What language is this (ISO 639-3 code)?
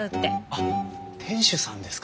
jpn